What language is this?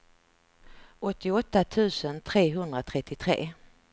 Swedish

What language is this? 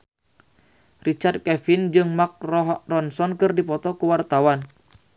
Sundanese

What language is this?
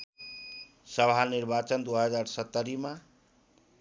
Nepali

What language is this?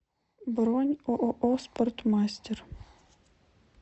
Russian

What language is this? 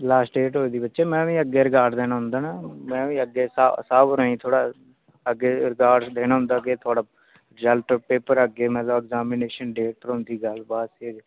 Dogri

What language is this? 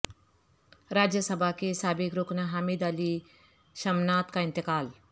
Urdu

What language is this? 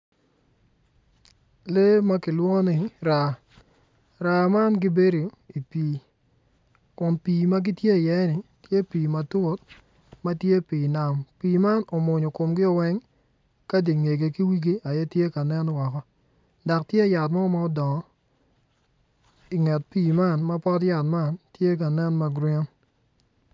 Acoli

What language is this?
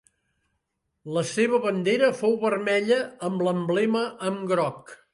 Catalan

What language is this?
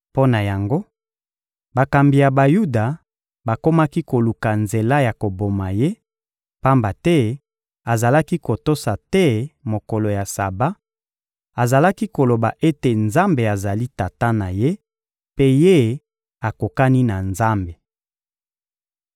Lingala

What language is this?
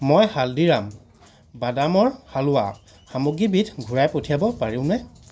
Assamese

